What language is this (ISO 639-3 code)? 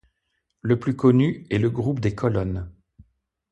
fra